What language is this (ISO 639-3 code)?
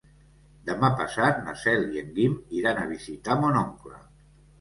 cat